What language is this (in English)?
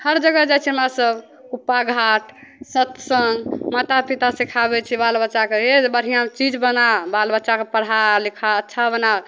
Maithili